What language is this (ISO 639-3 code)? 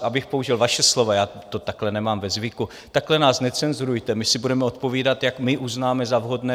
ces